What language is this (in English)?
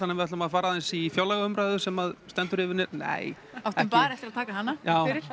Icelandic